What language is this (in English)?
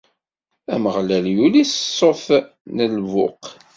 Kabyle